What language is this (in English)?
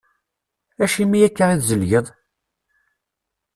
Kabyle